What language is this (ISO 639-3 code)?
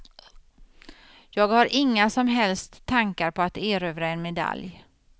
swe